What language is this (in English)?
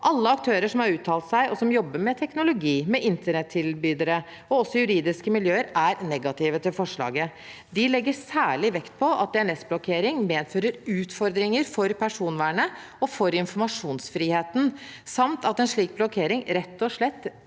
Norwegian